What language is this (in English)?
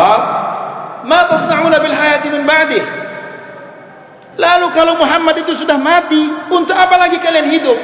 Malay